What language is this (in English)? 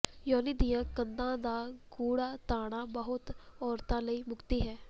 Punjabi